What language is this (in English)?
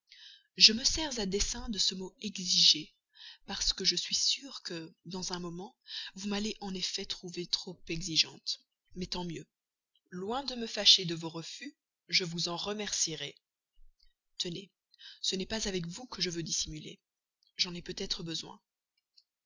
French